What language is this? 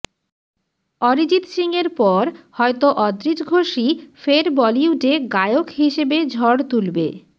Bangla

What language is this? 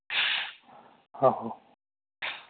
Dogri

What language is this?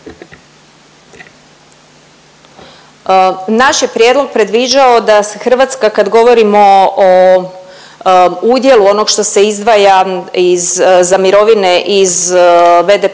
Croatian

